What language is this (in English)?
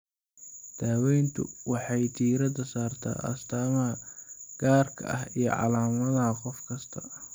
Somali